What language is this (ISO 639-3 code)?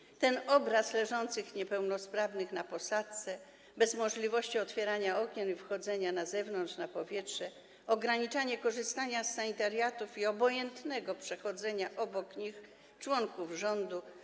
pol